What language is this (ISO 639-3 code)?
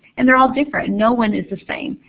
eng